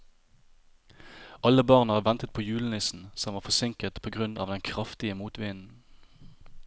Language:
Norwegian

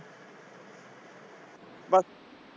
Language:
Punjabi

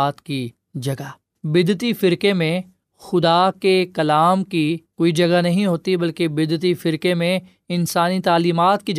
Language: Urdu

